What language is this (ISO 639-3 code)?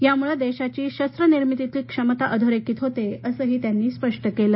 mar